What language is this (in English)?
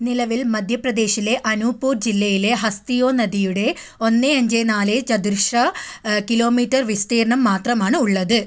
Malayalam